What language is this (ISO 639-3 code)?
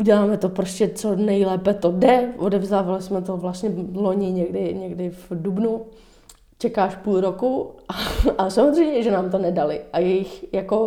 ces